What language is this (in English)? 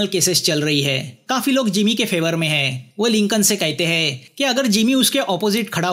Hindi